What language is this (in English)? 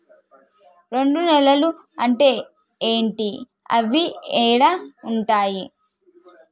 Telugu